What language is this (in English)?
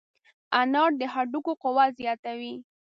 Pashto